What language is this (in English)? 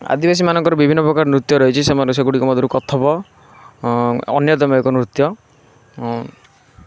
Odia